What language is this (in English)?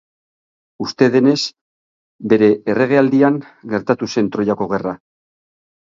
Basque